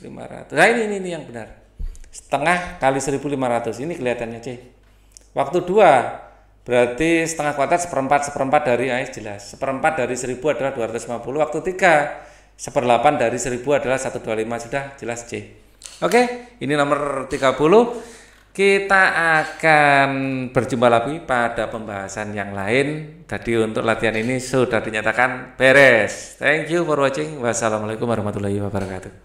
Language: Indonesian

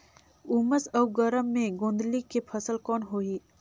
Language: Chhattisgarhi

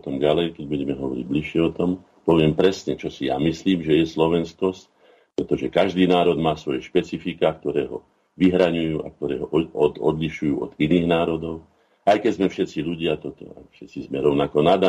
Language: Slovak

